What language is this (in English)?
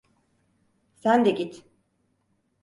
Turkish